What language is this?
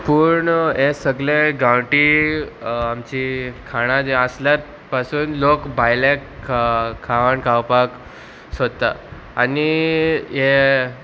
Konkani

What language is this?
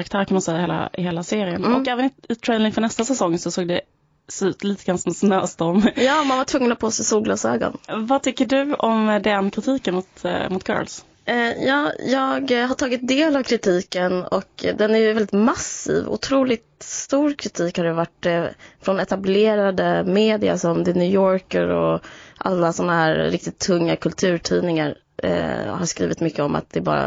Swedish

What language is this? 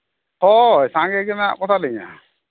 Santali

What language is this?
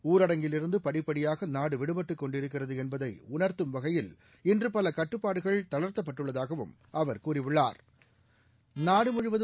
Tamil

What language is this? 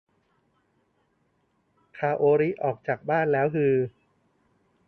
Thai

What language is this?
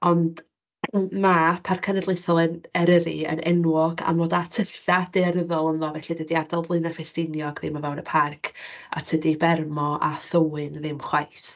Welsh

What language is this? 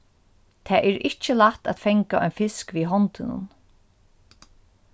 Faroese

